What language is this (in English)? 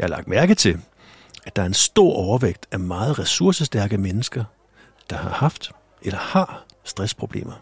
Danish